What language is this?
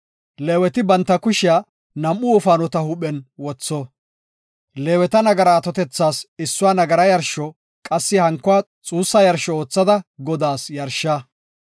Gofa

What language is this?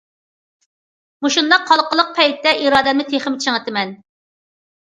Uyghur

